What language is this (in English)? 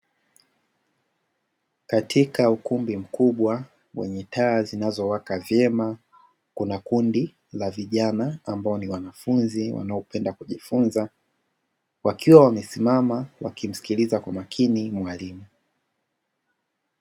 Swahili